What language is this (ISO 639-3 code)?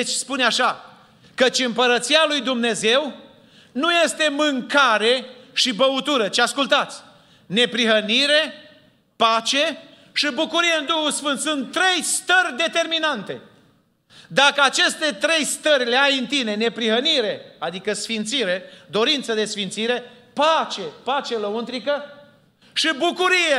ron